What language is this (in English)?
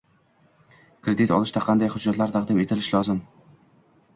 Uzbek